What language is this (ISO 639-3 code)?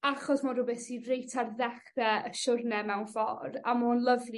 cym